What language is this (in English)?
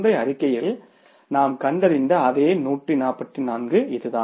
Tamil